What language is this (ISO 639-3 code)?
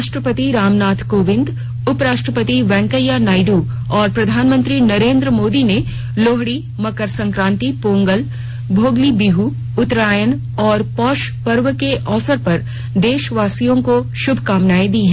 hin